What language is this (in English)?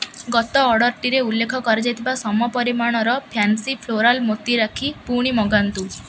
Odia